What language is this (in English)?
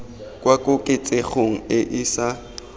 Tswana